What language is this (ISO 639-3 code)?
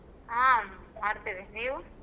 kan